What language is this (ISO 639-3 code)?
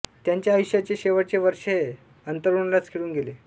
mar